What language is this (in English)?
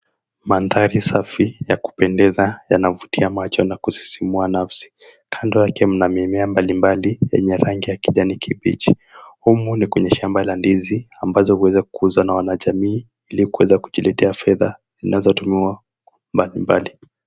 Swahili